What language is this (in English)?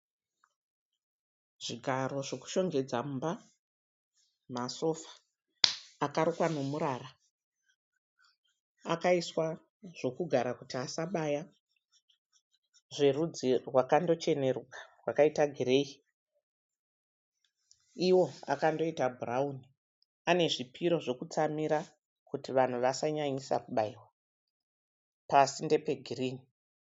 Shona